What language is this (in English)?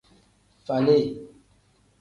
Tem